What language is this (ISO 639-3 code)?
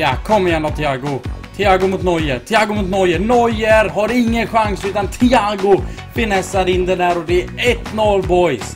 swe